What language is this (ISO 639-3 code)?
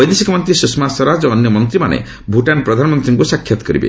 ori